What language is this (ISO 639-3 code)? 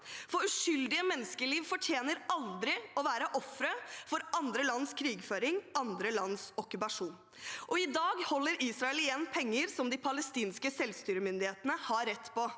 nor